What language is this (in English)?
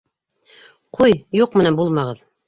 Bashkir